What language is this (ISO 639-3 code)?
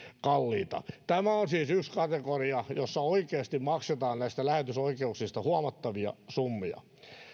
fin